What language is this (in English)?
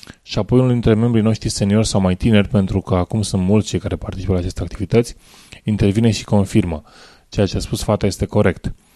Romanian